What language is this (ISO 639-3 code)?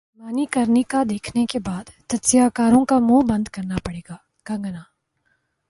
urd